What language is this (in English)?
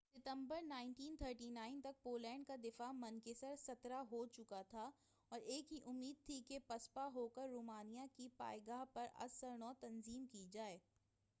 Urdu